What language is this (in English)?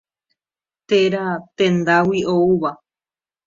Guarani